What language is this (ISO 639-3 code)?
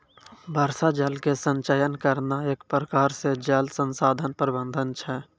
mai